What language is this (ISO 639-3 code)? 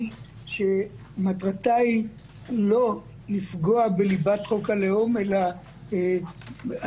heb